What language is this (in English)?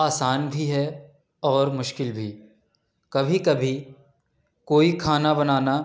Urdu